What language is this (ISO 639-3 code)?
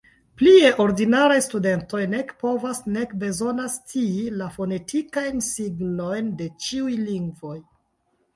epo